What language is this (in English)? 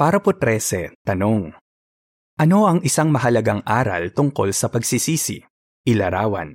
Filipino